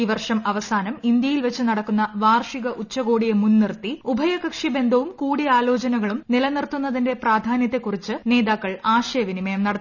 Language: Malayalam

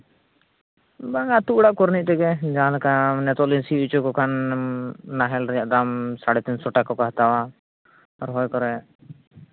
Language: Santali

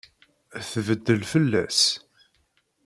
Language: Kabyle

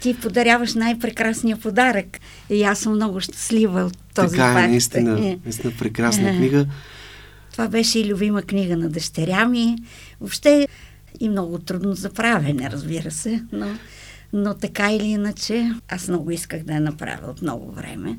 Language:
Bulgarian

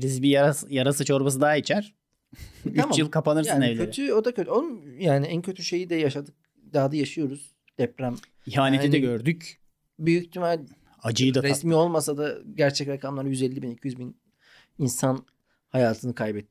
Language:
Turkish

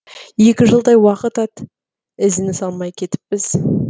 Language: Kazakh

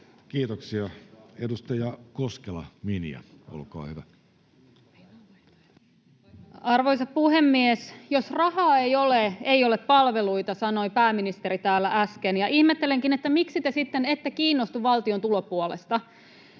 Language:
Finnish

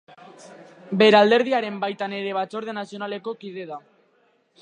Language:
Basque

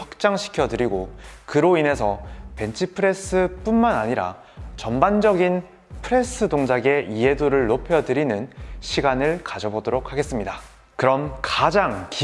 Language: Korean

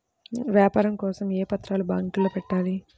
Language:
Telugu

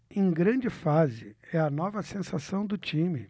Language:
Portuguese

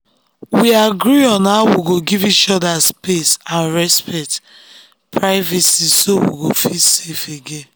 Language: Nigerian Pidgin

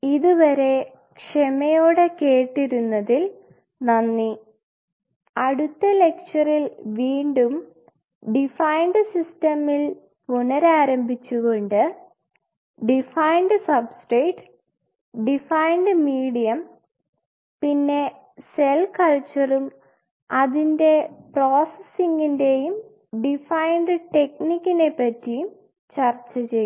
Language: Malayalam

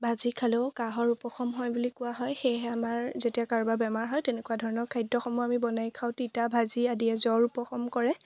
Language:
Assamese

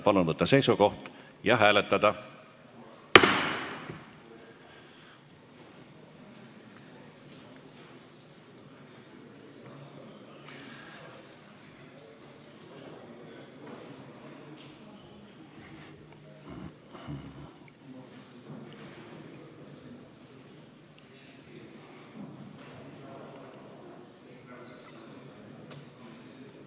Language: Estonian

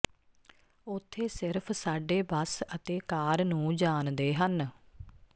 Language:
Punjabi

